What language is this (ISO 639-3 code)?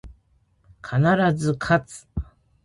jpn